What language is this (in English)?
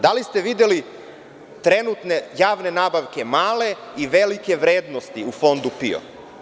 Serbian